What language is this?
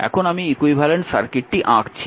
Bangla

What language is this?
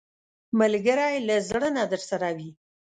Pashto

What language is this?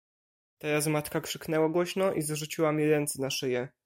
Polish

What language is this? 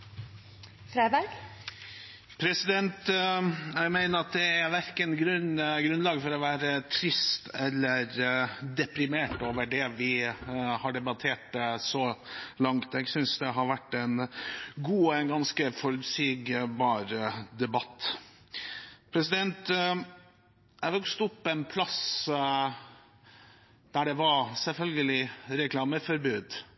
Norwegian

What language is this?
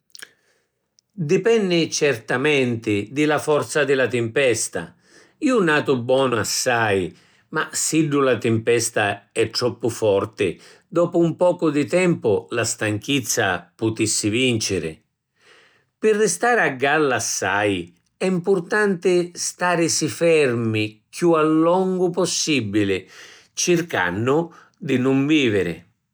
Sicilian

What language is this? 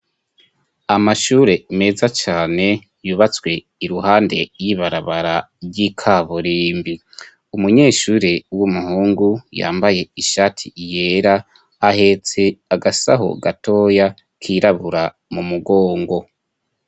Rundi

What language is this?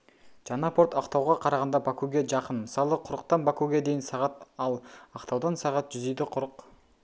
Kazakh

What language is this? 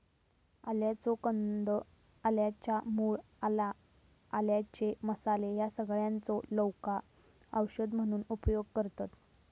Marathi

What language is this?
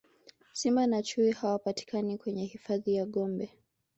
Swahili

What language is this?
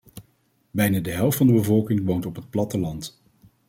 Dutch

